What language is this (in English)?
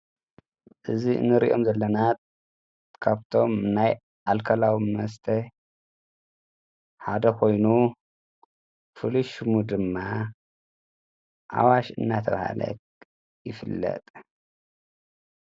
Tigrinya